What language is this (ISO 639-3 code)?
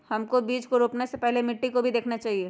mag